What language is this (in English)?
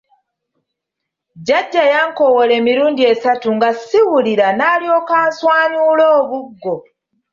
Ganda